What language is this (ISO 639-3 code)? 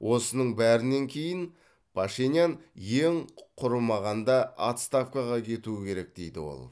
kaz